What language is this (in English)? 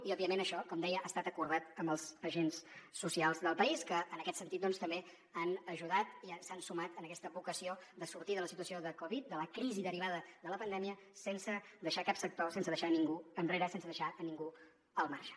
Catalan